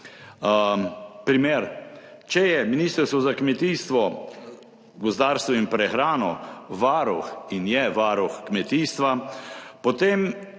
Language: Slovenian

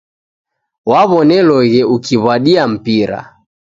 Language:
Taita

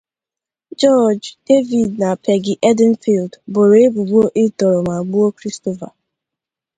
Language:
Igbo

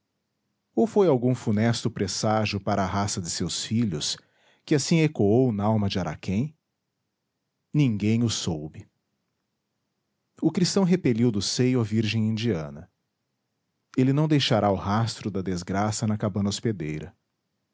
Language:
Portuguese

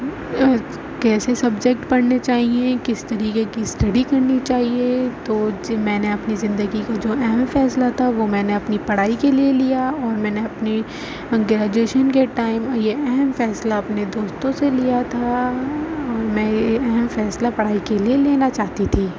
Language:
Urdu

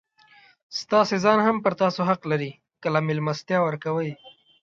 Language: Pashto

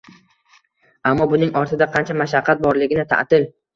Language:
Uzbek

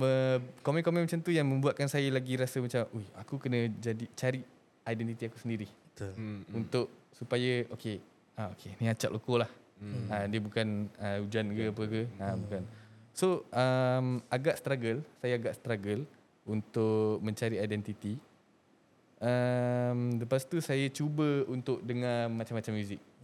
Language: Malay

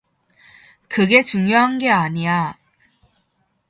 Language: Korean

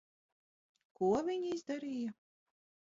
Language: Latvian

